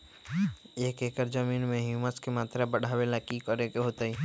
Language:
Magahi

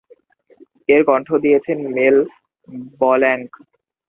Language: Bangla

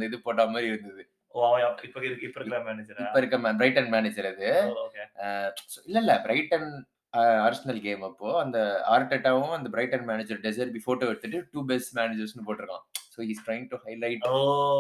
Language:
Tamil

